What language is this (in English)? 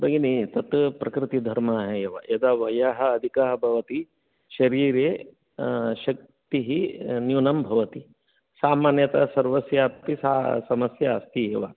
Sanskrit